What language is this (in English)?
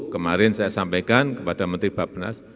Indonesian